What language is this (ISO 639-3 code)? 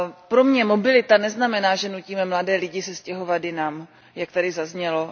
ces